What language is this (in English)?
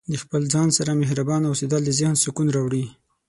Pashto